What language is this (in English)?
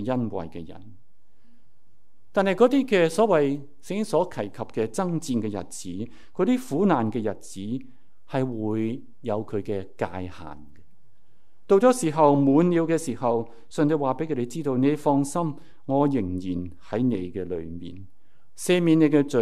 Chinese